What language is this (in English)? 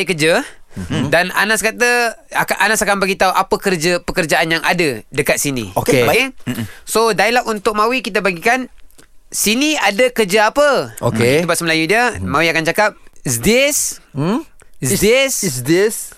Malay